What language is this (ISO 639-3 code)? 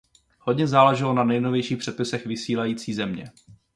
ces